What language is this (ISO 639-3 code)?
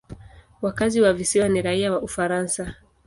swa